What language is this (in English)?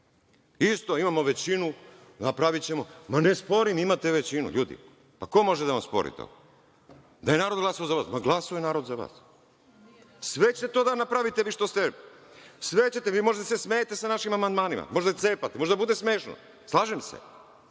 Serbian